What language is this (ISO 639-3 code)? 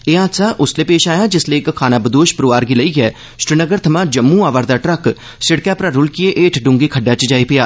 doi